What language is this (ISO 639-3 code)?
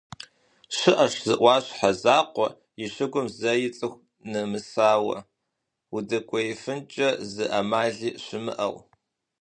kbd